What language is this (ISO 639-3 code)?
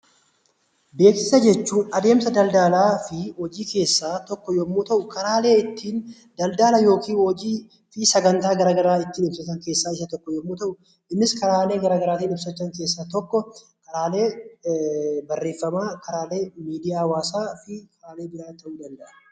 orm